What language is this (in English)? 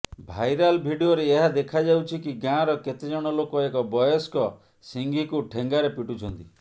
Odia